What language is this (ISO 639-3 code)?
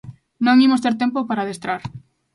glg